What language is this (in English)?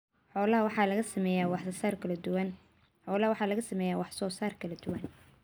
Somali